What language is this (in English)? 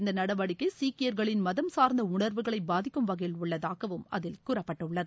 Tamil